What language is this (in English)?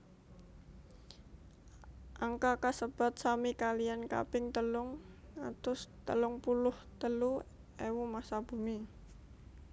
Javanese